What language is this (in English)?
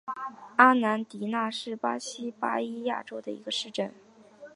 Chinese